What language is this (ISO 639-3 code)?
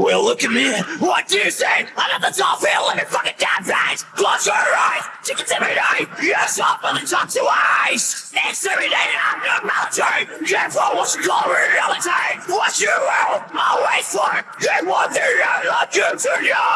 eng